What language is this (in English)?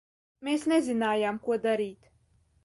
Latvian